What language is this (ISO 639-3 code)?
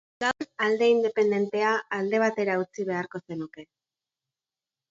eus